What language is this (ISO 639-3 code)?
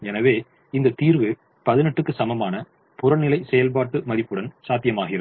tam